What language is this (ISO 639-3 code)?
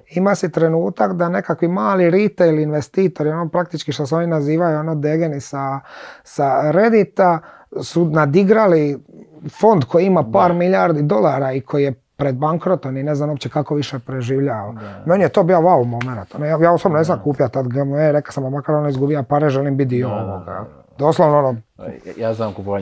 hrv